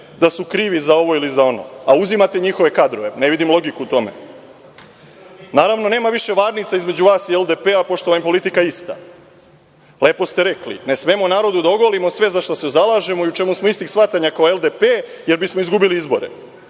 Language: Serbian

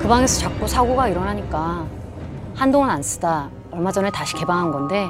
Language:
Korean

